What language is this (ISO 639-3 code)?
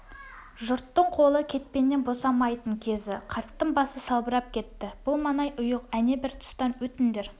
kaz